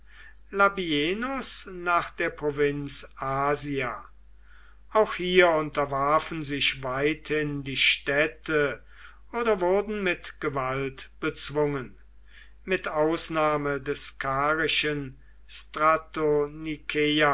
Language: German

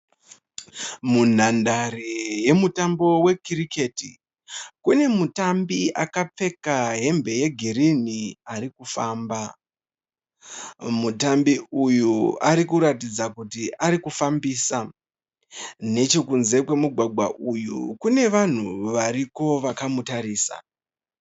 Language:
Shona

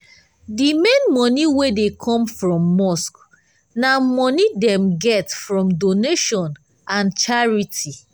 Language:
Nigerian Pidgin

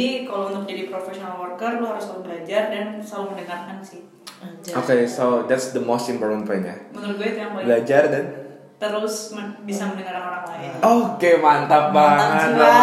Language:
Indonesian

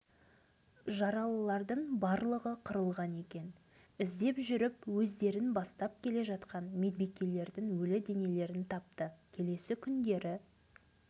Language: Kazakh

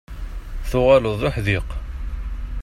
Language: Kabyle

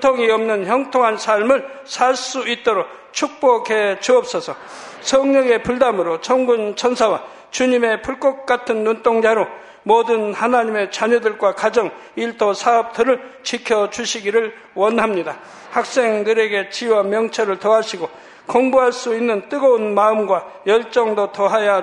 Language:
Korean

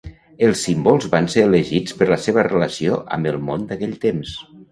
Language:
Catalan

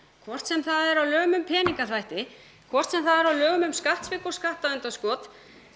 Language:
Icelandic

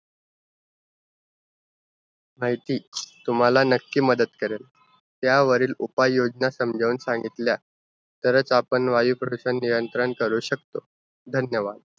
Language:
Marathi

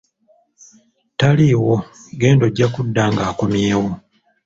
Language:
Ganda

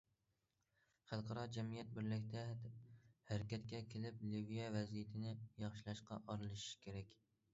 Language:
Uyghur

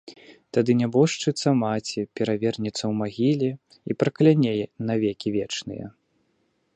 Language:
Belarusian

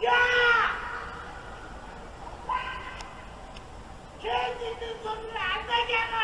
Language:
English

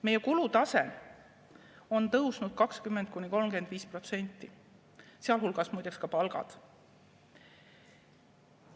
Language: Estonian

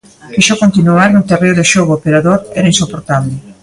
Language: Galician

